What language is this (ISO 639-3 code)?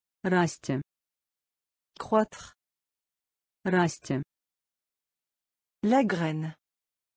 rus